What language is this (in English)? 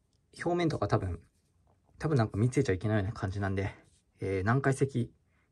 Japanese